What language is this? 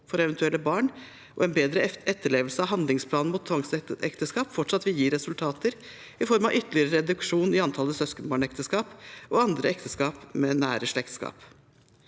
Norwegian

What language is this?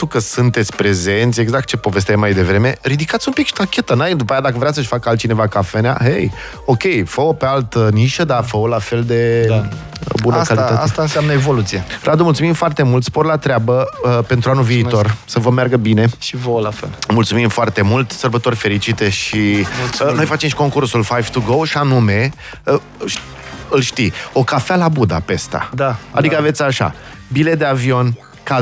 Romanian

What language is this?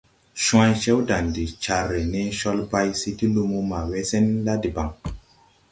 Tupuri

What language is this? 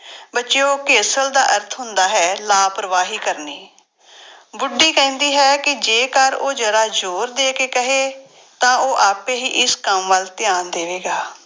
Punjabi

